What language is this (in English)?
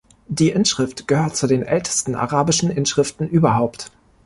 German